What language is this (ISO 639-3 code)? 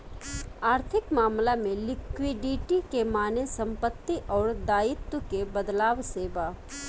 bho